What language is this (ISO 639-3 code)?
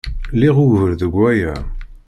kab